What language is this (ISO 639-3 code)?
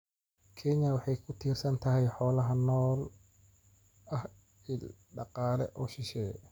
som